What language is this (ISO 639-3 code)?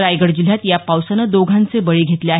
mar